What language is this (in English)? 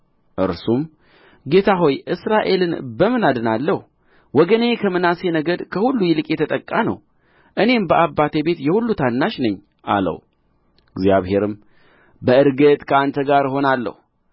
Amharic